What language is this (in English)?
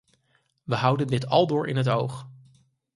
Dutch